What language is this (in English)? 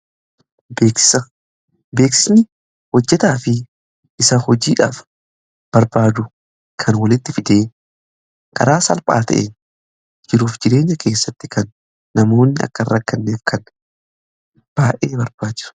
Oromo